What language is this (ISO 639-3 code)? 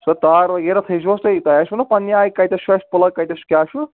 kas